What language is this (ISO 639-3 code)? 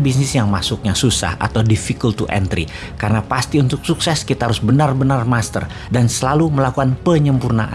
ind